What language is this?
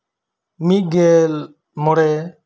Santali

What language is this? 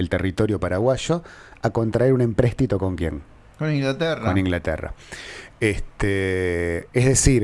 Spanish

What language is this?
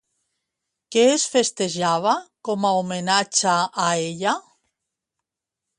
Catalan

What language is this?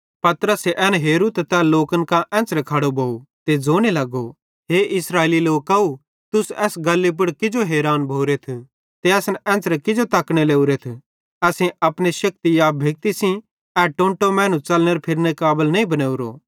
Bhadrawahi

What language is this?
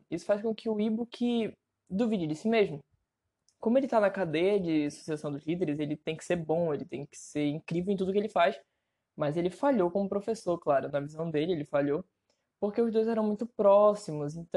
Portuguese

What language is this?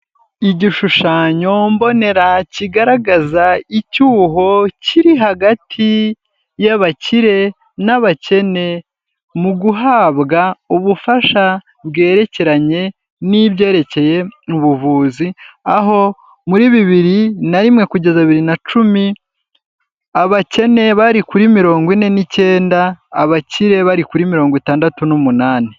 Kinyarwanda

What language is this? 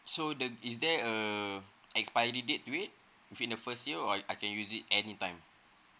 English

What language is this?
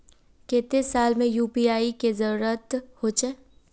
Magahi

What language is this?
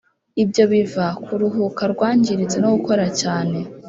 Kinyarwanda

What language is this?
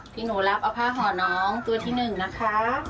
Thai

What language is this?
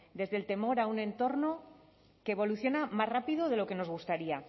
Spanish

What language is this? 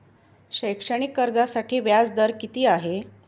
Marathi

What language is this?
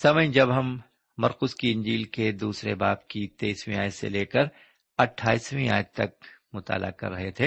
Urdu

